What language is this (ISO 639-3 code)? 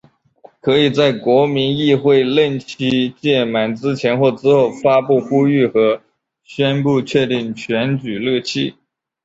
zho